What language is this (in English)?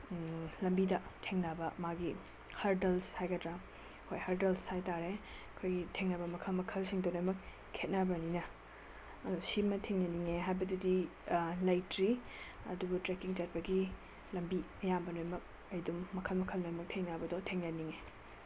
Manipuri